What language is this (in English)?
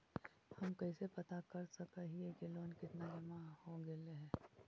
Magahi